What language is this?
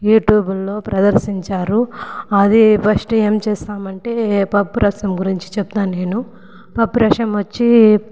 Telugu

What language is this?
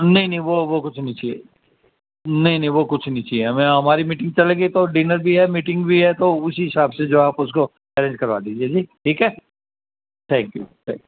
Urdu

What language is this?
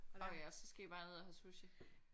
Danish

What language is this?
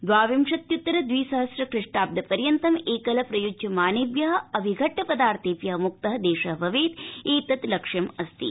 Sanskrit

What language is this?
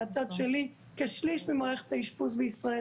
Hebrew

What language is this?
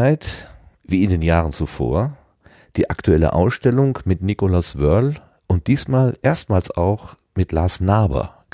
German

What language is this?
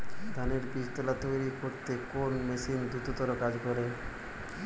Bangla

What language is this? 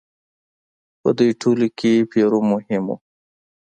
Pashto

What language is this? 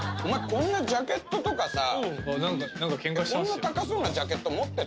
Japanese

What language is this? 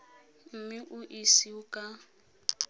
Tswana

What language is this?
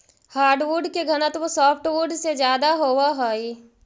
Magahi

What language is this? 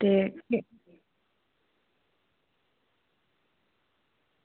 Dogri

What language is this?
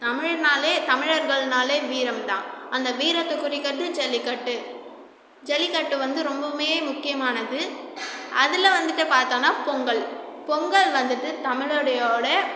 Tamil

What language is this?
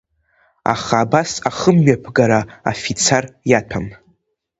Abkhazian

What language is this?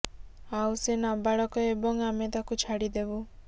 Odia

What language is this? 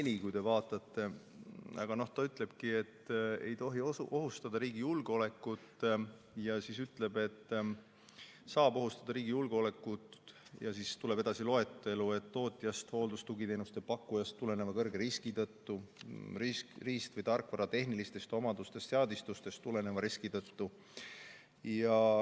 Estonian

